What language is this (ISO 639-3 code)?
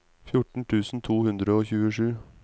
nor